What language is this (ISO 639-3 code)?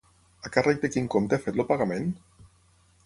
cat